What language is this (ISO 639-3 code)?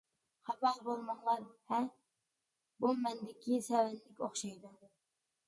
uig